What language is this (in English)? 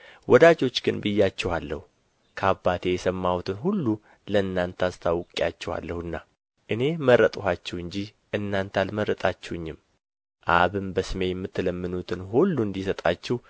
Amharic